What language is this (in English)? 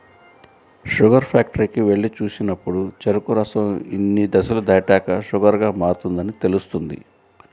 Telugu